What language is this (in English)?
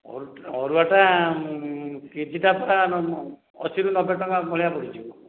Odia